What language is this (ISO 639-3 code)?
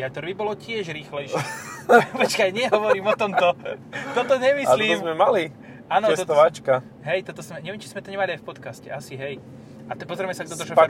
slk